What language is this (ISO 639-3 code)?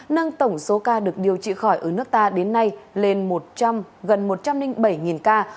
vie